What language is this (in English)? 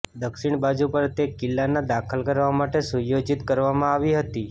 Gujarati